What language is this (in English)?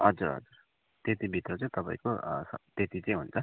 Nepali